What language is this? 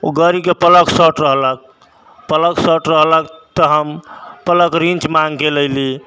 Maithili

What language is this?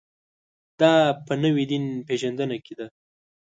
Pashto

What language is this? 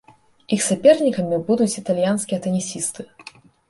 Belarusian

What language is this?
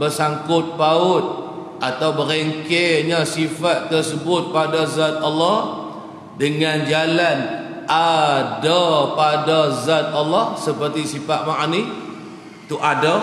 Malay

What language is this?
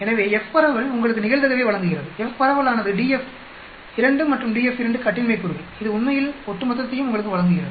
Tamil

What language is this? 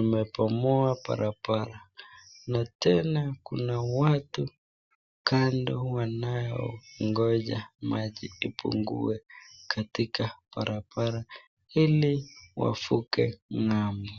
Swahili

